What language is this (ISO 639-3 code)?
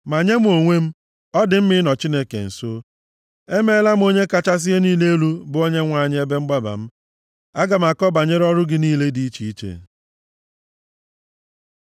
ibo